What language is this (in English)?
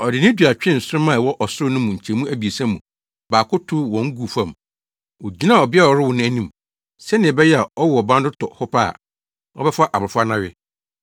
Akan